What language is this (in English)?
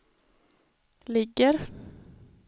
Swedish